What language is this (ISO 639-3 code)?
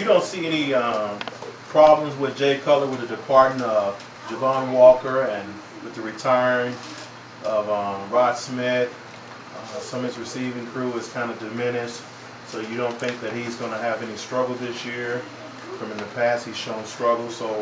eng